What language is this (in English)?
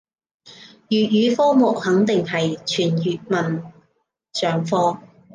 Cantonese